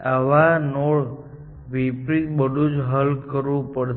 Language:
Gujarati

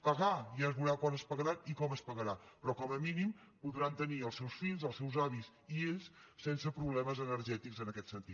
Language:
Catalan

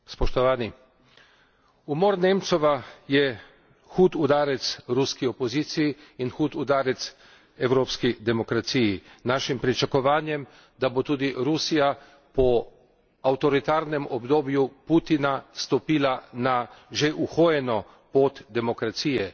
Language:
Slovenian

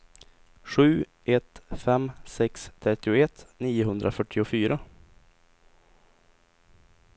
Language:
Swedish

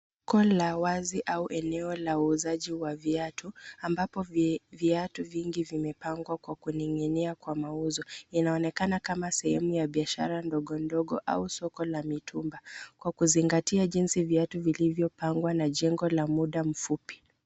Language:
Swahili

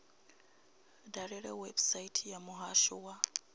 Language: Venda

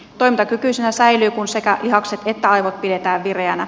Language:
Finnish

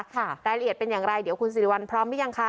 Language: Thai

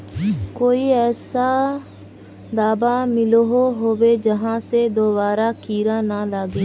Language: Magahi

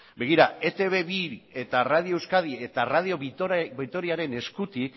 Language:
Basque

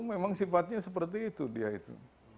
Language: Indonesian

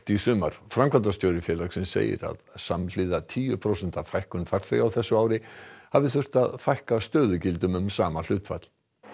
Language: Icelandic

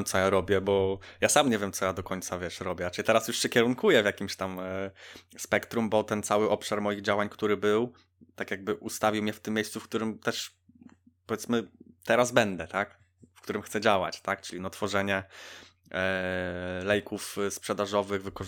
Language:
Polish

